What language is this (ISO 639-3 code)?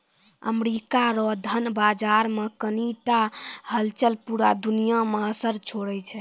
mai